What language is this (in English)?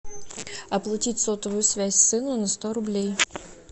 Russian